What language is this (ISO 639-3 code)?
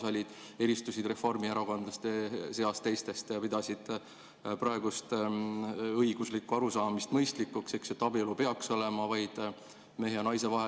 est